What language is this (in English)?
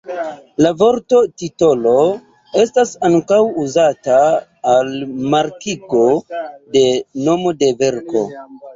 Esperanto